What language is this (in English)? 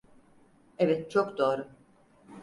Turkish